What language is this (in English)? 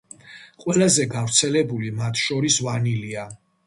Georgian